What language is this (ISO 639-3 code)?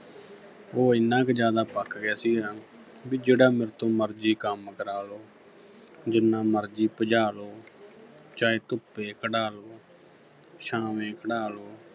pan